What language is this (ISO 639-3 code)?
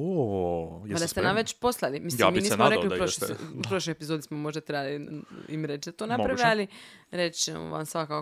hrv